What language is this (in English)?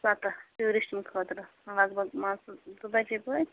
Kashmiri